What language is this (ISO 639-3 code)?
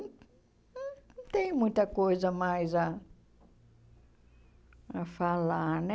por